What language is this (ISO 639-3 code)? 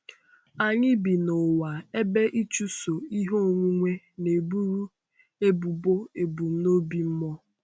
ibo